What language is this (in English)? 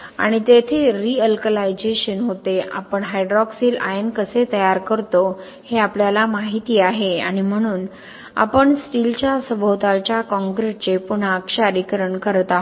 Marathi